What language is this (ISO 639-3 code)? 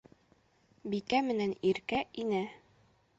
bak